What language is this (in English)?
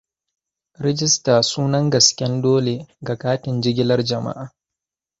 Hausa